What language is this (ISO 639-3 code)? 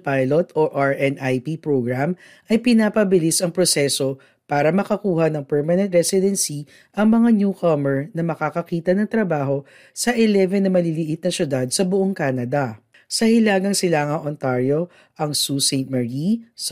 fil